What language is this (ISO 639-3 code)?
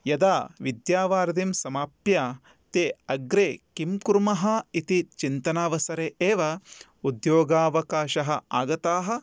san